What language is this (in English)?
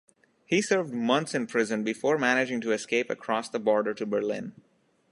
English